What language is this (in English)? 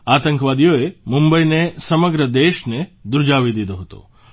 Gujarati